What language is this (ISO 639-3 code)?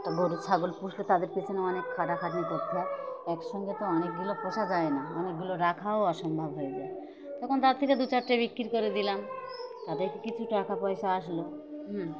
ben